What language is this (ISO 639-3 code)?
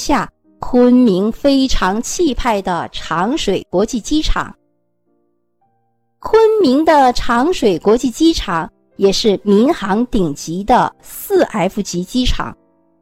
zho